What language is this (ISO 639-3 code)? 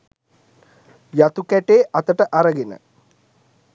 sin